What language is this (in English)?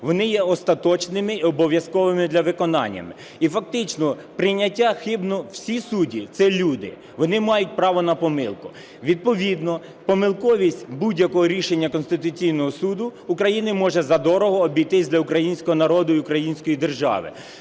Ukrainian